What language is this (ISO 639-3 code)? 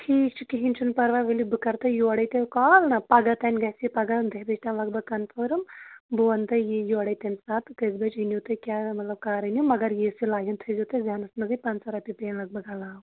kas